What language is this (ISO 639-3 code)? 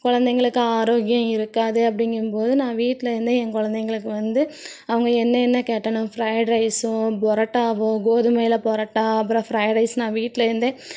tam